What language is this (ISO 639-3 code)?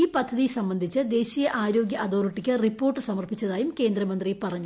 mal